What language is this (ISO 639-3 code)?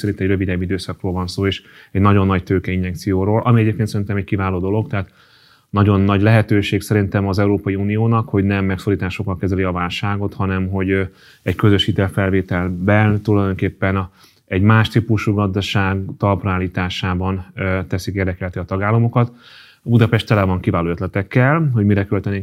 hun